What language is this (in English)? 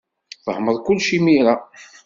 Kabyle